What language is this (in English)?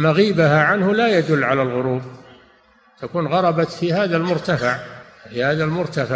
Arabic